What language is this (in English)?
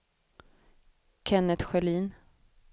Swedish